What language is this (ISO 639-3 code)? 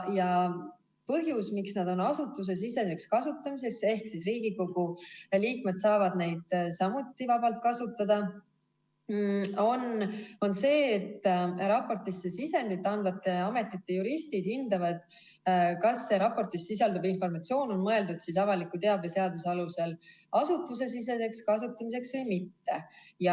est